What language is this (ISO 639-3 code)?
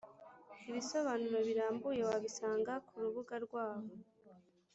kin